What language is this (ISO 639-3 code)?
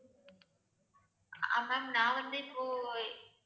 tam